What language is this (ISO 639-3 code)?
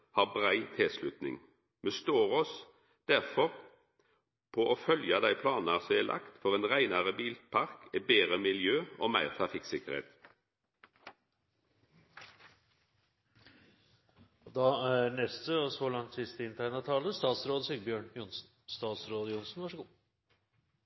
nor